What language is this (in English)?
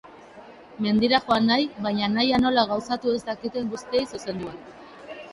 Basque